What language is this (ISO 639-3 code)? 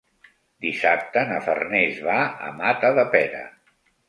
cat